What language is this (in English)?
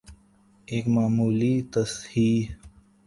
Urdu